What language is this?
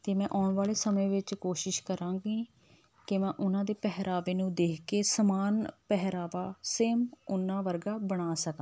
Punjabi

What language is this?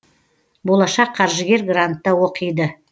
Kazakh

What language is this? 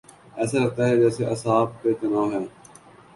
Urdu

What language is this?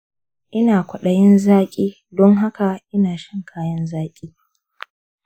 Hausa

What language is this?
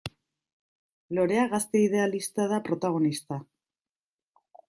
Basque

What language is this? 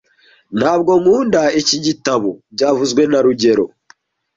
Kinyarwanda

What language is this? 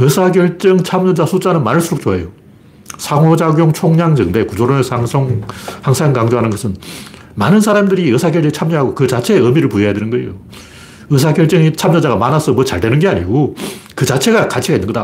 Korean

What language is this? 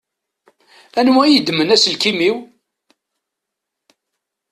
Kabyle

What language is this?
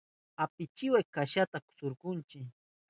Southern Pastaza Quechua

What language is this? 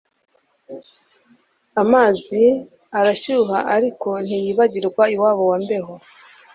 Kinyarwanda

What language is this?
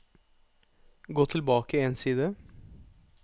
Norwegian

